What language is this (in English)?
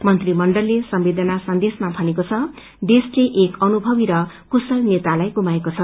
Nepali